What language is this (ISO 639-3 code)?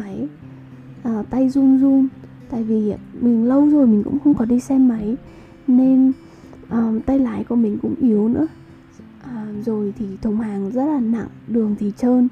vie